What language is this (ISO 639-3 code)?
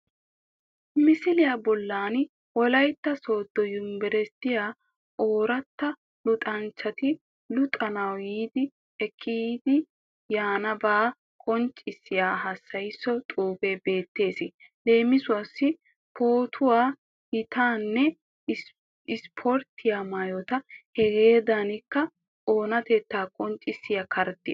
wal